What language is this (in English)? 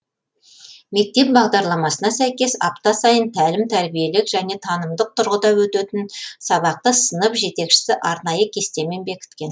Kazakh